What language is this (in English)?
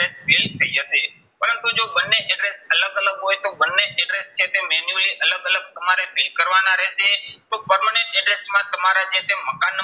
Gujarati